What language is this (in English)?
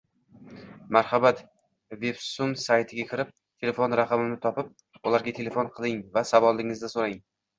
Uzbek